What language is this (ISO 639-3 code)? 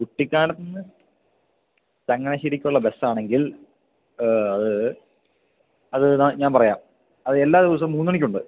mal